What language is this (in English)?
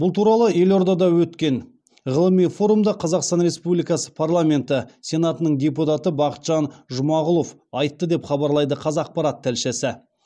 Kazakh